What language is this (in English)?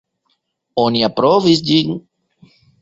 Esperanto